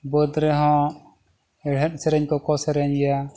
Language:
Santali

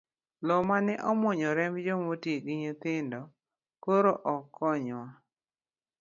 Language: Luo (Kenya and Tanzania)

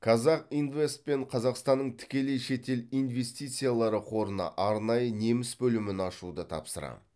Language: Kazakh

